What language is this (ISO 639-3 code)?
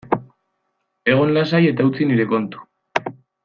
eus